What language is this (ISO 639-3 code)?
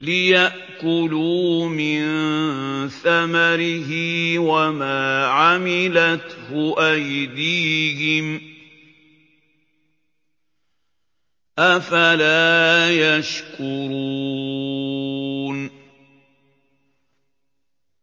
ara